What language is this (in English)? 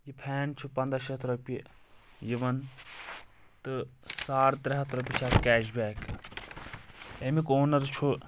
Kashmiri